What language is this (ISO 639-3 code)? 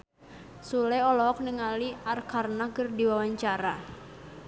sun